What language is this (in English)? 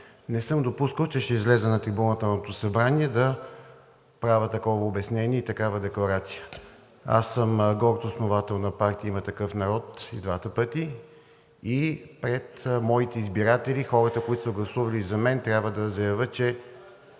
Bulgarian